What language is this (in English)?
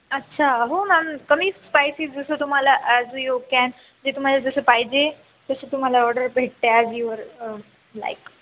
Marathi